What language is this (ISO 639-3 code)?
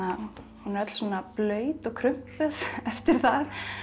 isl